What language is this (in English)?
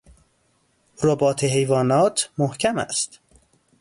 Persian